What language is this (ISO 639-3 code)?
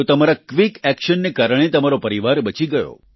guj